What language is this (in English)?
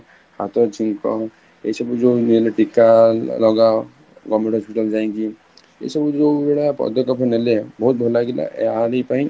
Odia